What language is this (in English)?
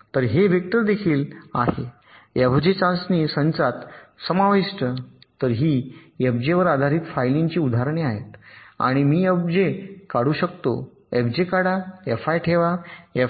Marathi